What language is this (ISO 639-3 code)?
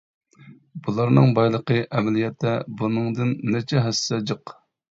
uig